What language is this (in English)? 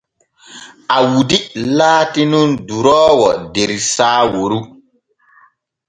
Borgu Fulfulde